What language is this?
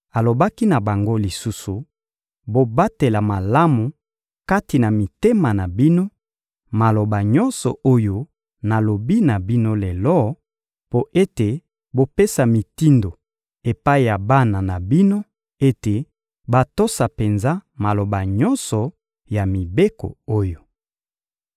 Lingala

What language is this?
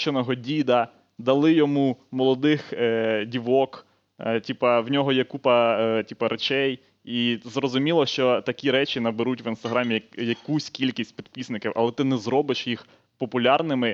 Ukrainian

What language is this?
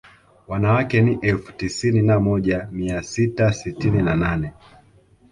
Swahili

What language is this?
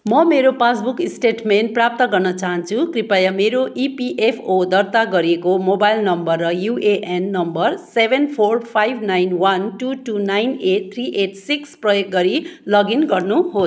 Nepali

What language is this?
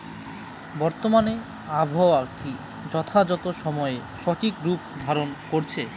Bangla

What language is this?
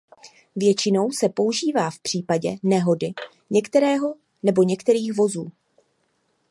Czech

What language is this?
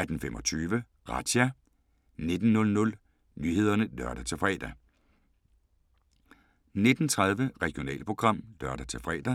Danish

